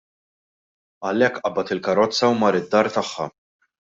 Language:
Maltese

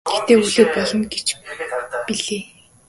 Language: Mongolian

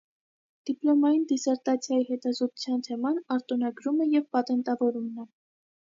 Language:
Armenian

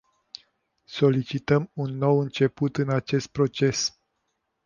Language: Romanian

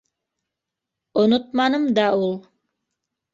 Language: Bashkir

